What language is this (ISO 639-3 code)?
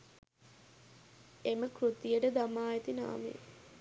sin